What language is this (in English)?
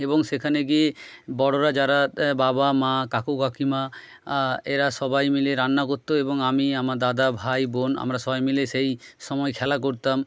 Bangla